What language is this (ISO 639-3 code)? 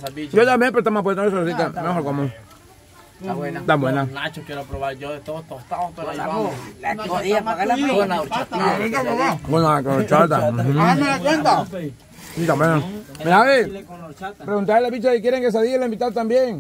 spa